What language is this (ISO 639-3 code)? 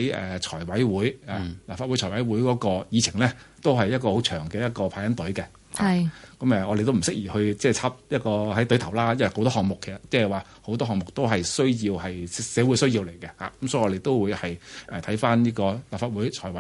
zho